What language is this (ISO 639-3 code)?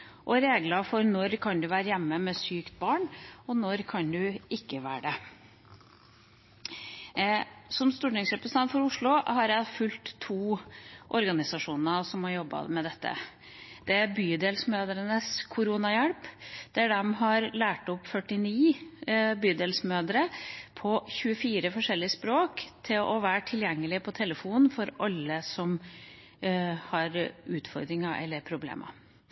nob